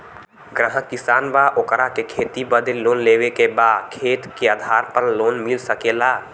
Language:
Bhojpuri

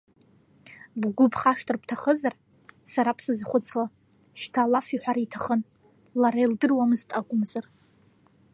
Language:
Abkhazian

